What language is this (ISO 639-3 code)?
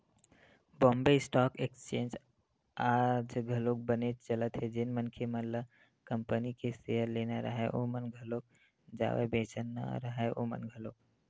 hne